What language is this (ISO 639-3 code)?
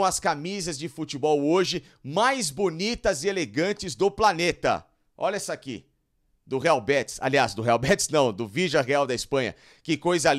por